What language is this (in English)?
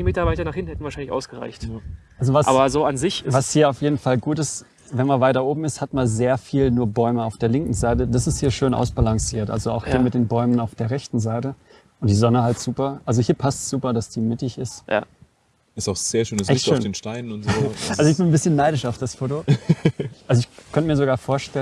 German